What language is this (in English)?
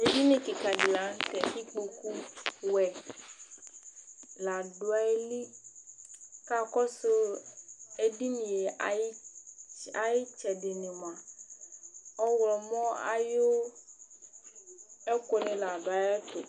Ikposo